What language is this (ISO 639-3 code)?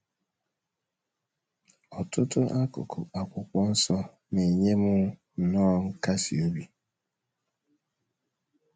ibo